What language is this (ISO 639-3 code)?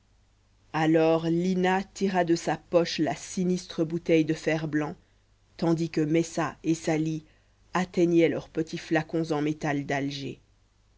fra